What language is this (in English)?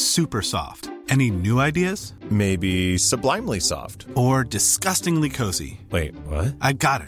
Swedish